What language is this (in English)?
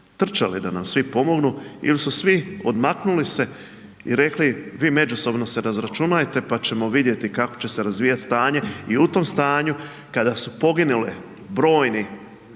Croatian